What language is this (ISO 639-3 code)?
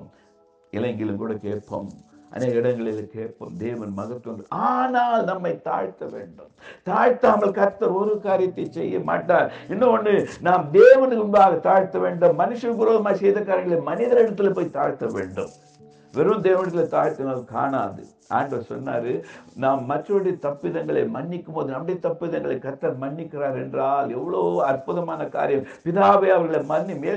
tam